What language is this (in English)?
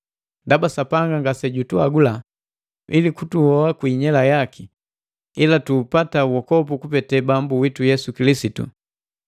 Matengo